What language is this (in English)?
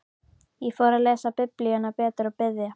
Icelandic